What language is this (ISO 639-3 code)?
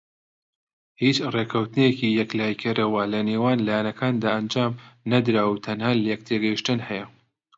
ckb